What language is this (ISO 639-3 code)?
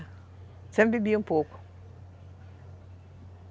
por